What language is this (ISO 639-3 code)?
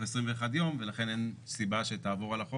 heb